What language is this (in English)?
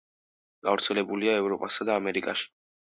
Georgian